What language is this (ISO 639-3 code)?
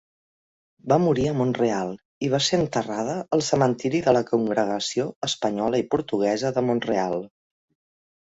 cat